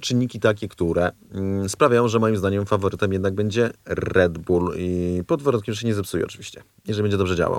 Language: Polish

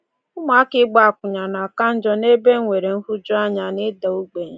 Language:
Igbo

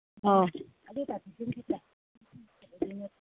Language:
Manipuri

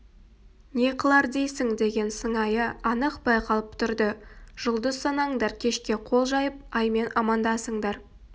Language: Kazakh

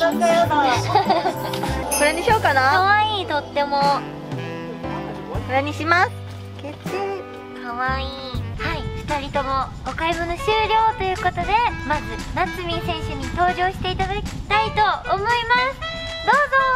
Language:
Japanese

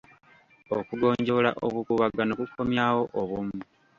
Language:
Ganda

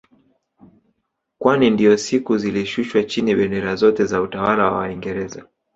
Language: Swahili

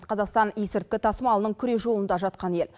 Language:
Kazakh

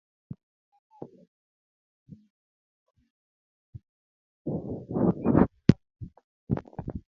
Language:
Luo (Kenya and Tanzania)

